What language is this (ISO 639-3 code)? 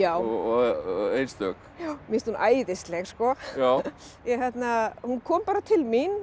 isl